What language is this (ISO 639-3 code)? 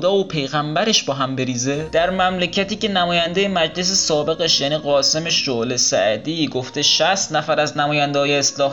fas